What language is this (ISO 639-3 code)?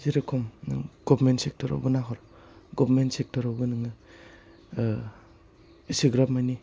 brx